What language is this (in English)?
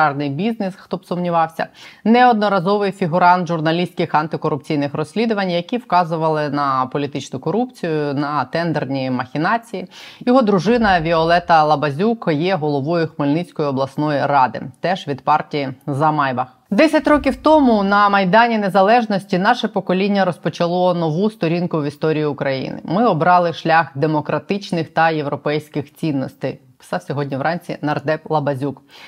Ukrainian